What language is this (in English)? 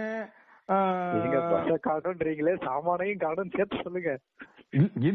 Tamil